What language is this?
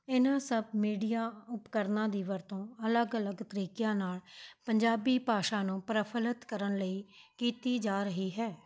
Punjabi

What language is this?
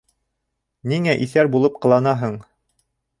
Bashkir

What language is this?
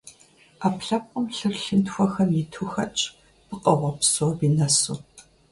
Kabardian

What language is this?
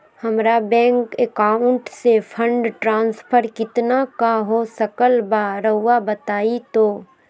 Magahi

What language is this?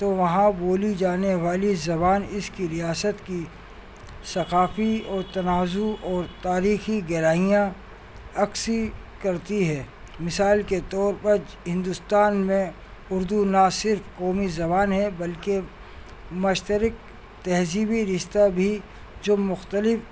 Urdu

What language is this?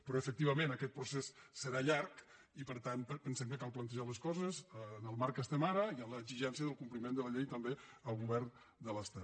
Catalan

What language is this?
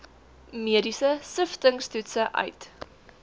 Afrikaans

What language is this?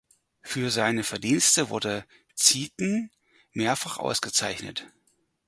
German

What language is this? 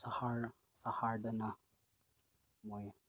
Manipuri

